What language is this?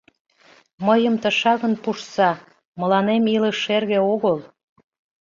Mari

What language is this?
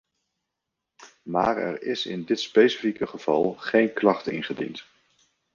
Dutch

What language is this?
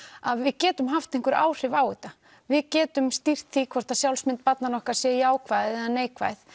Icelandic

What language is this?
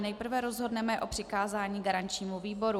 Czech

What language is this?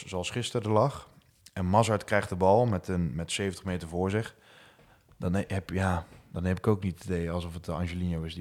Dutch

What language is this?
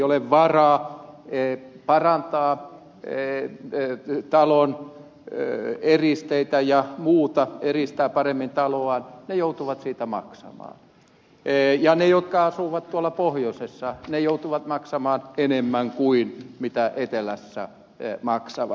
Finnish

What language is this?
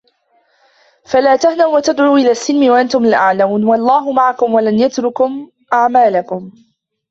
Arabic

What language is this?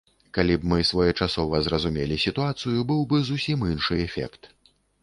Belarusian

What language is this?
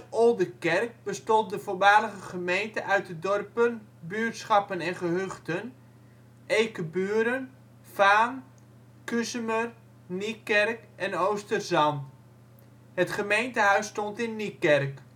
Dutch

